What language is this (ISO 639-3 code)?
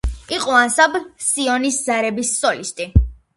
kat